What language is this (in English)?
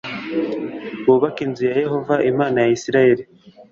Kinyarwanda